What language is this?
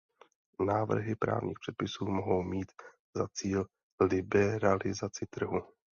Czech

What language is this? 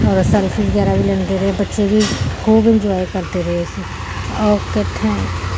Punjabi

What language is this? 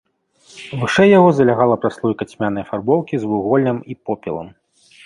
Belarusian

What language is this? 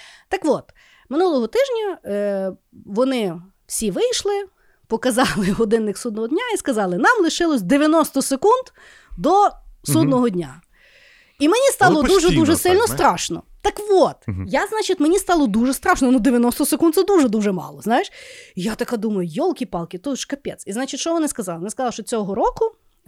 Ukrainian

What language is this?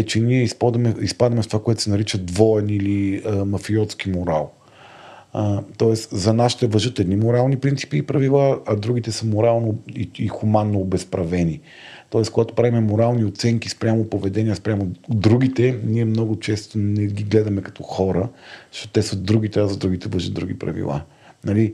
Bulgarian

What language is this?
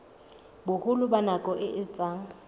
Southern Sotho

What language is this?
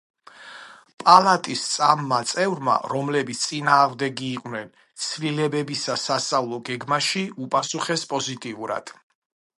Georgian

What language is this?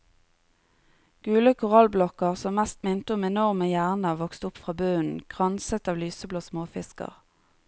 Norwegian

